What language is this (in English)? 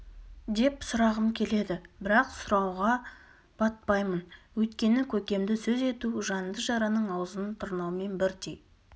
Kazakh